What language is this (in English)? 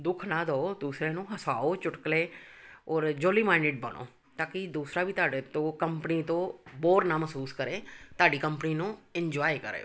Punjabi